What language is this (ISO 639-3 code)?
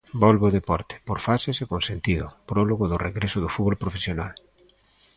glg